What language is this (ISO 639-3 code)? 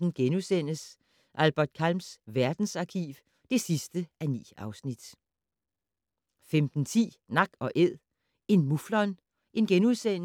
dan